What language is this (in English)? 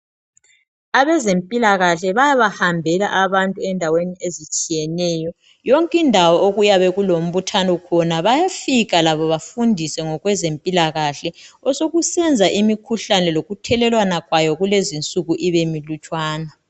North Ndebele